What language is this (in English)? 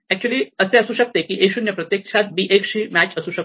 Marathi